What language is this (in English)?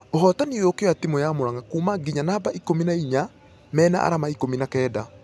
Kikuyu